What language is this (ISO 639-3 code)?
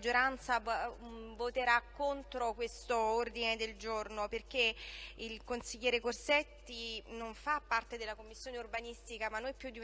ita